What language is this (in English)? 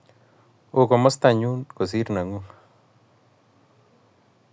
Kalenjin